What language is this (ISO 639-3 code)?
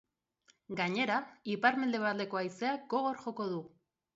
eus